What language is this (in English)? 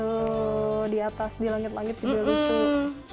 Indonesian